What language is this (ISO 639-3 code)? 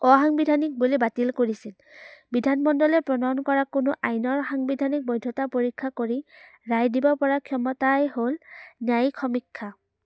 asm